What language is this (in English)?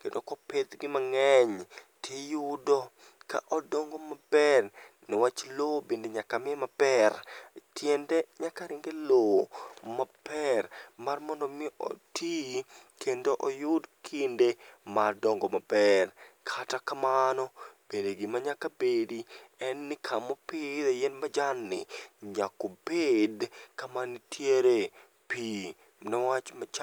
Luo (Kenya and Tanzania)